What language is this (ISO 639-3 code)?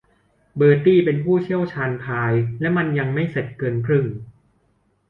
tha